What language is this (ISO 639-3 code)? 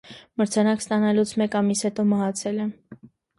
hye